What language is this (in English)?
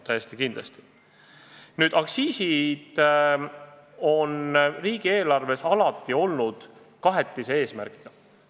Estonian